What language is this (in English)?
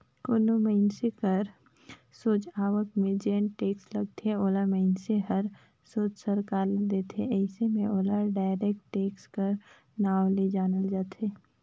Chhattisgarhi